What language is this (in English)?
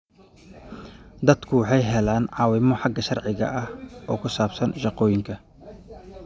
Somali